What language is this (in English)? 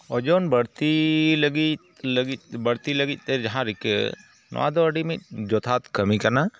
Santali